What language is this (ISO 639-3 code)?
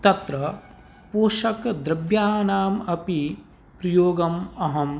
san